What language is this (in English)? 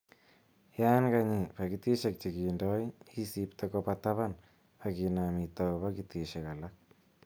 Kalenjin